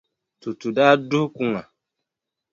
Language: Dagbani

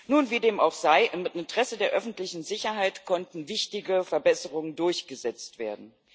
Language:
German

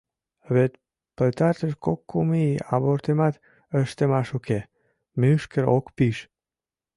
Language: Mari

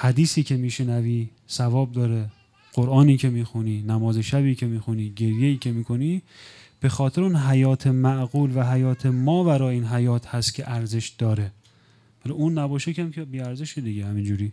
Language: Persian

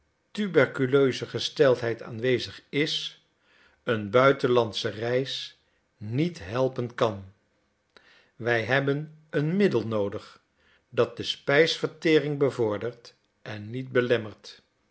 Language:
Dutch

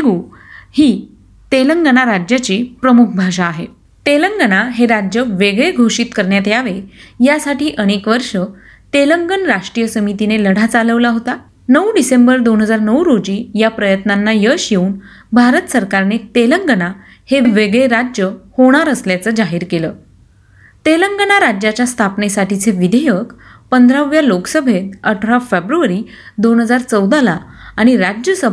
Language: Marathi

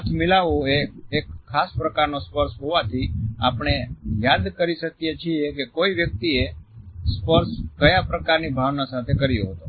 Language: Gujarati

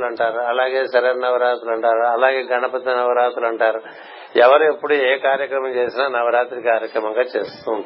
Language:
Telugu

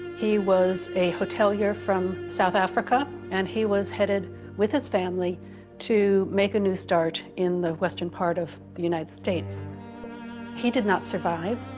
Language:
English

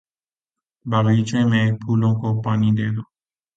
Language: Urdu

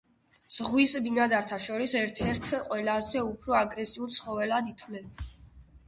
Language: Georgian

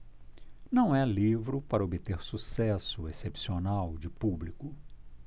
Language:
Portuguese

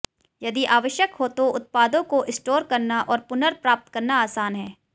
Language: Hindi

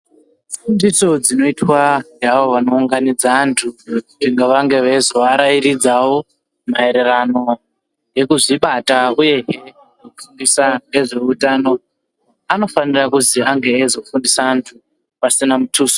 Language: Ndau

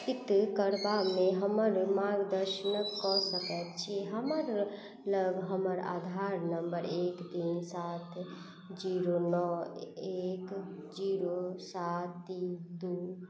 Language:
Maithili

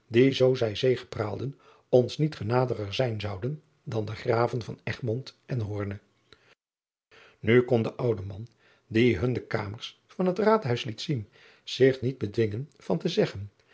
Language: Dutch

